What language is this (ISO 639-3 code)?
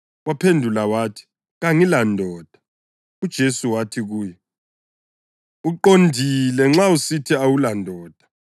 nde